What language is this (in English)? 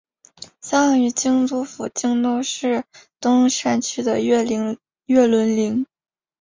Chinese